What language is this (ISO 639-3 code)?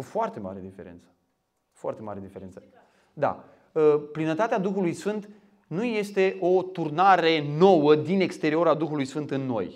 ron